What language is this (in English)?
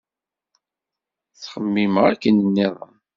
Kabyle